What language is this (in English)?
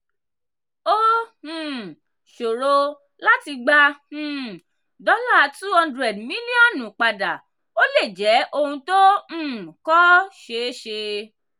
Yoruba